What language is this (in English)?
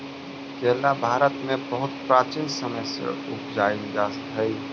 Magahi